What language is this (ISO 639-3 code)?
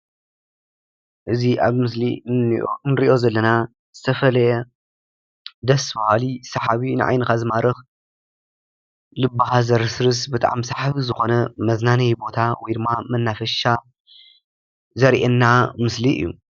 tir